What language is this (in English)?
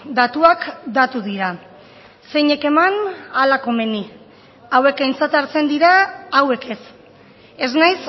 Basque